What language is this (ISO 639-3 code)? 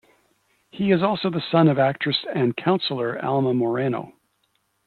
eng